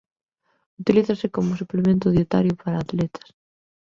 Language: Galician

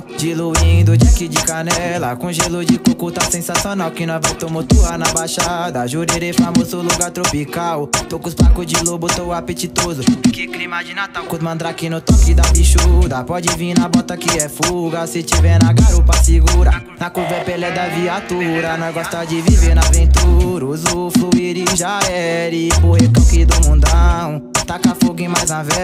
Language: Romanian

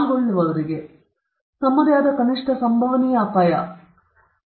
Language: Kannada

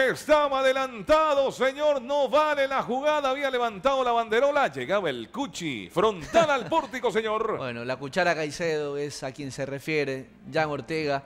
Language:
Spanish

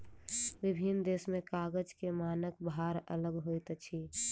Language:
Maithili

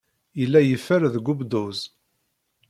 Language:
Kabyle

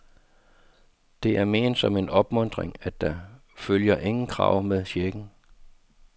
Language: Danish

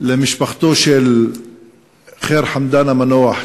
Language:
Hebrew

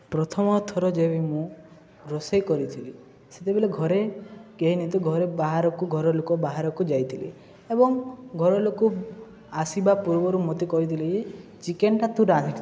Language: Odia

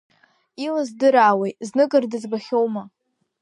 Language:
Abkhazian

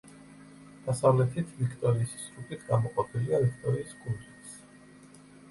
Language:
Georgian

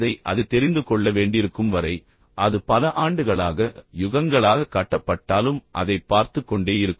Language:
Tamil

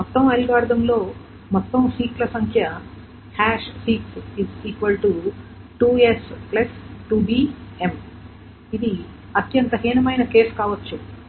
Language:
Telugu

